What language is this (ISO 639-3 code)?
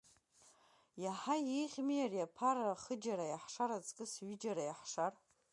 abk